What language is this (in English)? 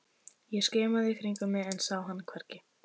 Icelandic